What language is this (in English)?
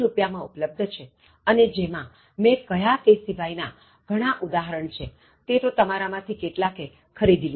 Gujarati